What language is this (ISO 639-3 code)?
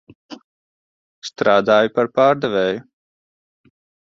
lav